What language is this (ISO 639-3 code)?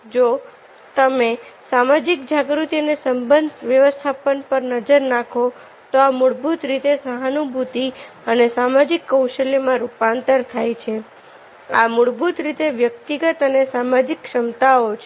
guj